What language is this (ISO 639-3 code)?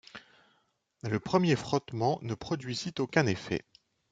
fra